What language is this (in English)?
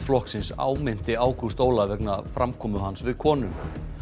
Icelandic